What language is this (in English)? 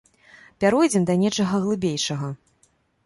Belarusian